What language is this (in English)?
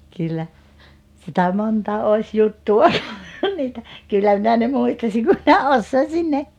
Finnish